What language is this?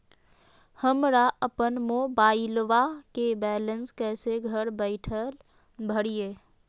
Magahi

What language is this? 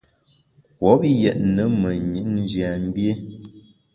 Bamun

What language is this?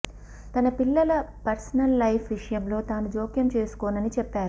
Telugu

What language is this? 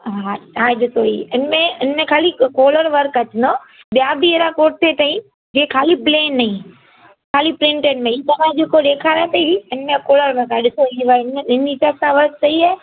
Sindhi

